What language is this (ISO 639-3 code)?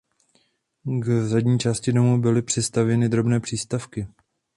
ces